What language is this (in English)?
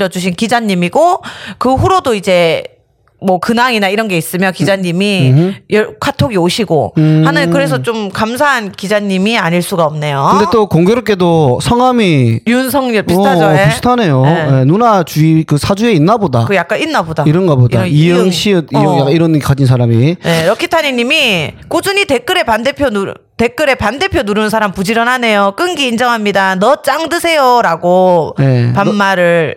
Korean